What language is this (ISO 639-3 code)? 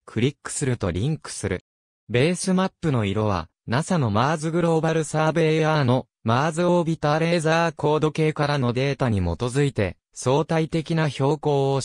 jpn